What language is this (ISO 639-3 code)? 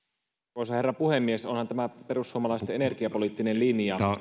fin